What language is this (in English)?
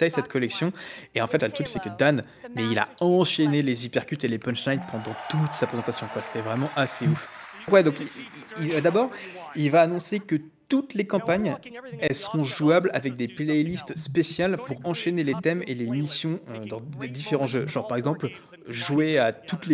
French